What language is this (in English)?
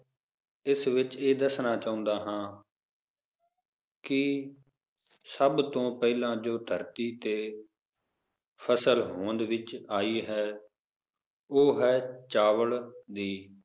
Punjabi